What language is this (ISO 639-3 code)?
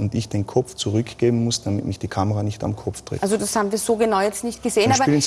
deu